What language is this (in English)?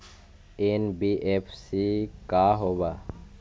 Magahi